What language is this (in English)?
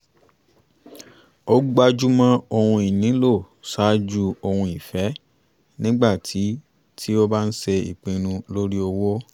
Yoruba